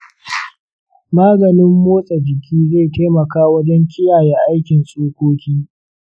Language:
Hausa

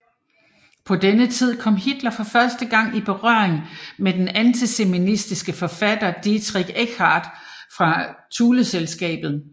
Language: Danish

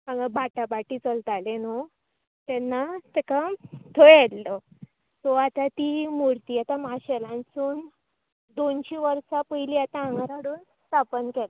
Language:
Konkani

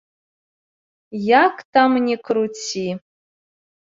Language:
Belarusian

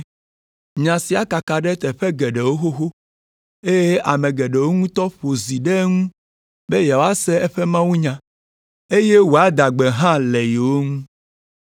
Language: Ewe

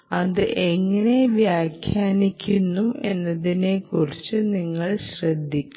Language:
Malayalam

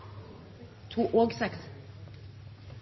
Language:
Norwegian Bokmål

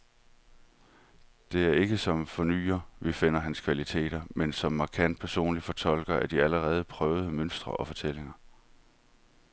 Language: Danish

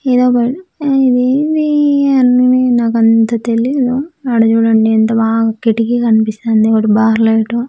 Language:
Telugu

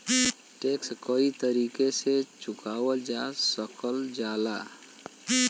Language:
Bhojpuri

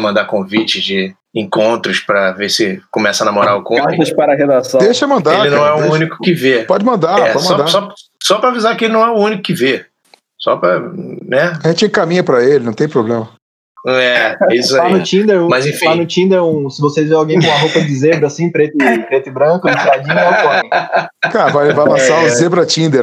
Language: Portuguese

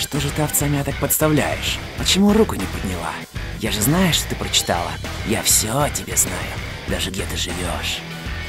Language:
Russian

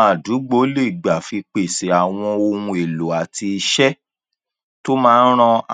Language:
Yoruba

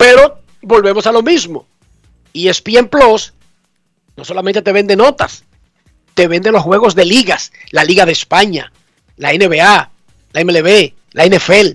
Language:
Spanish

